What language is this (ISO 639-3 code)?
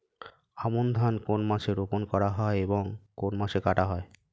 ben